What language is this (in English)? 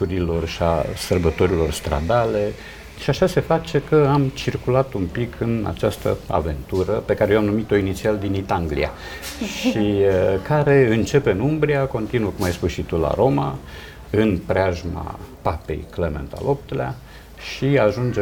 Romanian